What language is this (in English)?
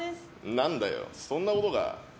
Japanese